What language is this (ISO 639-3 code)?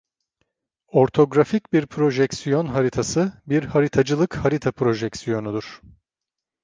tur